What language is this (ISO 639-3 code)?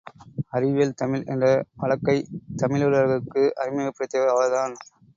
tam